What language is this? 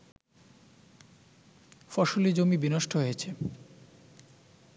Bangla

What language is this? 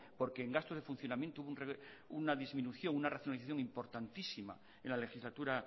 Spanish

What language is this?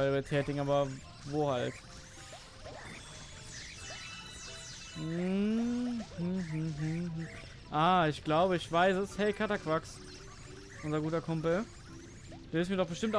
German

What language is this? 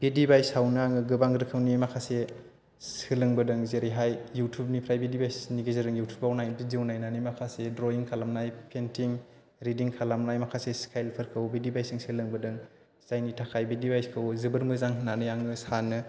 Bodo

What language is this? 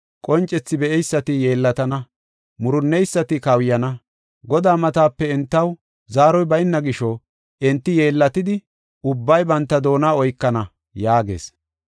Gofa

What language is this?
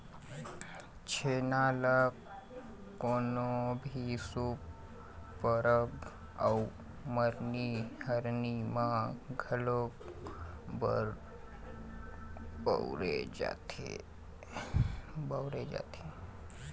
Chhattisgarhi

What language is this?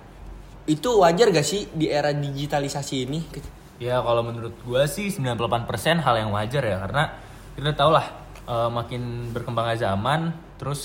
Indonesian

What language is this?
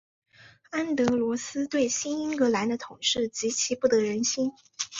Chinese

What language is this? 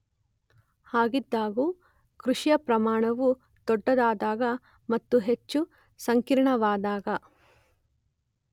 Kannada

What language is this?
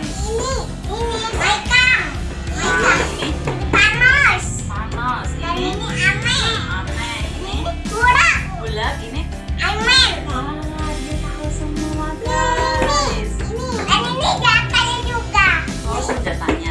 Indonesian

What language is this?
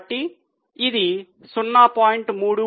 Telugu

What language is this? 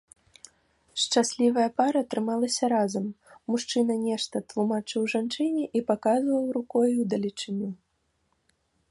Belarusian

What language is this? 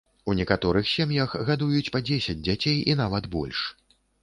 Belarusian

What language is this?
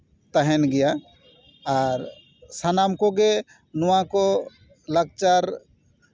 Santali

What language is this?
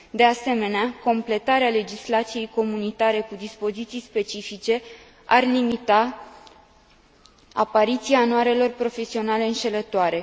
Romanian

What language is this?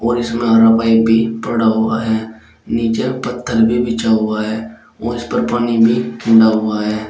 Hindi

